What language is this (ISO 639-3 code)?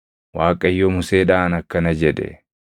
orm